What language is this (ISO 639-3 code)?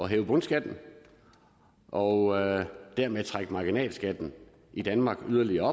dan